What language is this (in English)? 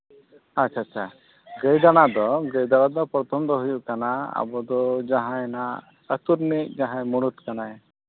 Santali